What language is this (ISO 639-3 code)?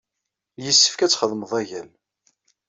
kab